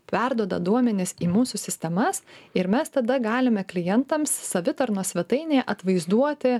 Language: Lithuanian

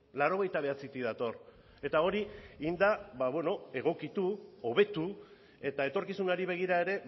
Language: Basque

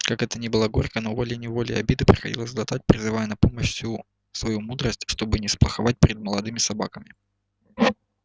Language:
Russian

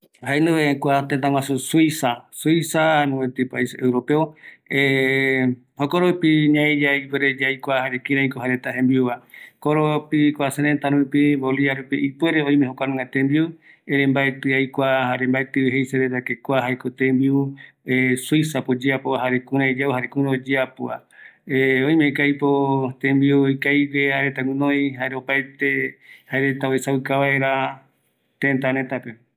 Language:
Eastern Bolivian Guaraní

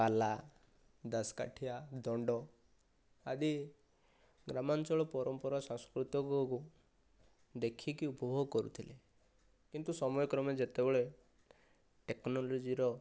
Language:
Odia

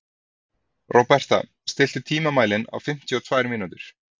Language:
Icelandic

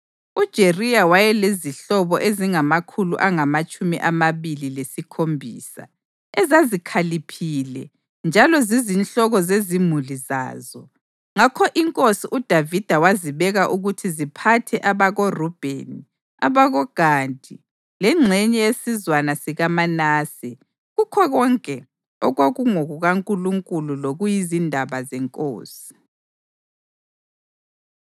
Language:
North Ndebele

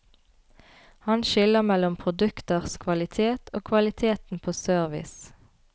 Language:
Norwegian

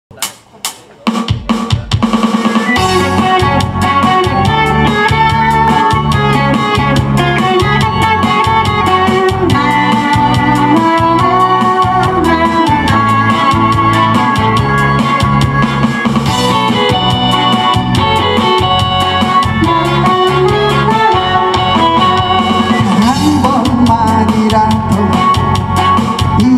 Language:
Korean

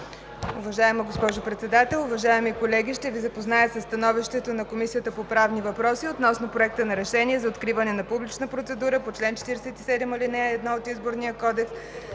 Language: Bulgarian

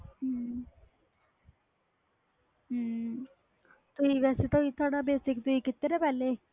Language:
Punjabi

